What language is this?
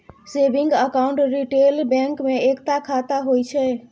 Maithili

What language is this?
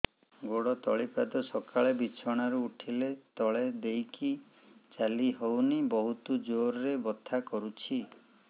Odia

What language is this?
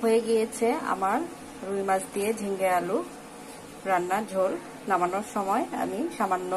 Bangla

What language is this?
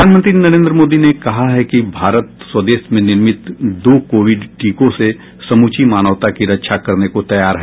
Hindi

